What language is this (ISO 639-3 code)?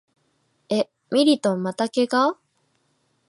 jpn